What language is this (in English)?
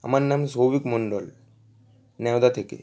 Bangla